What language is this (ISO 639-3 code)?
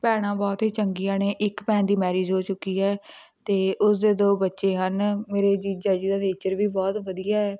pan